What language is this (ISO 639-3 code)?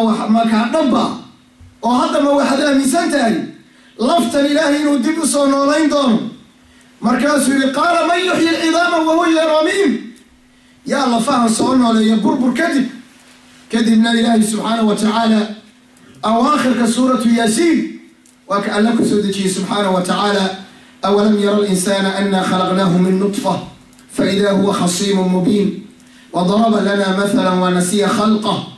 ara